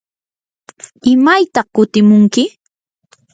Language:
Yanahuanca Pasco Quechua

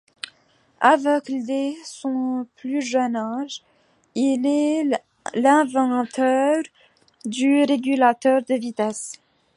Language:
French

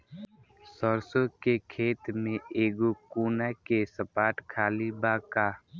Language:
Bhojpuri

